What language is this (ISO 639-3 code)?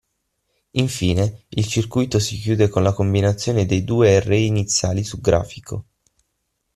ita